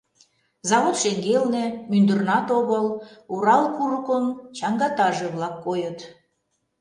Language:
Mari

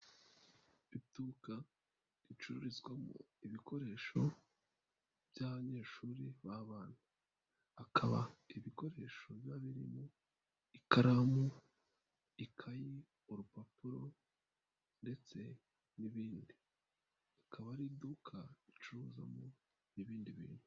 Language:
Kinyarwanda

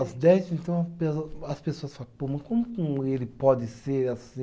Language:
Portuguese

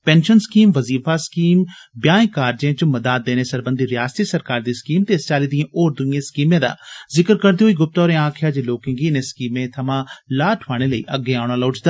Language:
Dogri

